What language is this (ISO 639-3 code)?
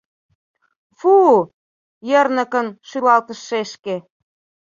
chm